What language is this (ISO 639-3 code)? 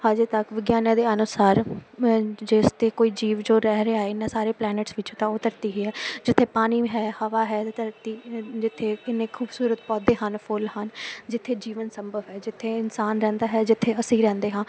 pan